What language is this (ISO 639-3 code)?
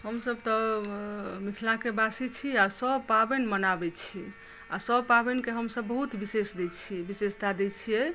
mai